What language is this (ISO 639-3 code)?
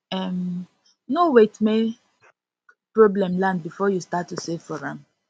pcm